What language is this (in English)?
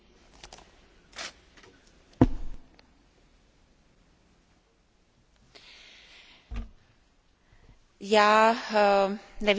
Czech